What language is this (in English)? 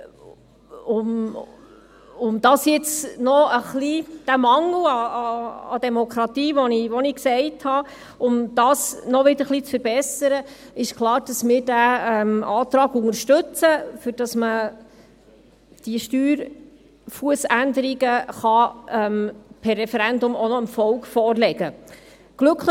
Swiss German